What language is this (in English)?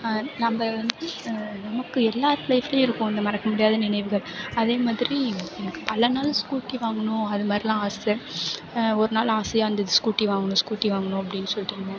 Tamil